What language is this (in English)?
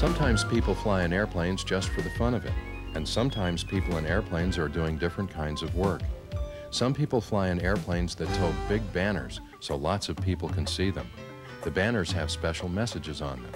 English